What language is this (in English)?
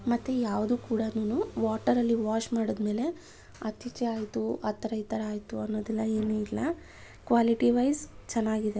Kannada